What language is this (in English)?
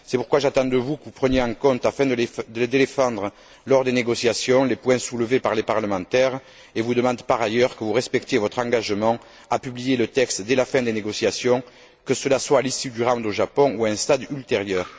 French